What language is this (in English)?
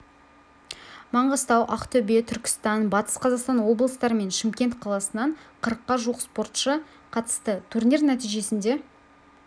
Kazakh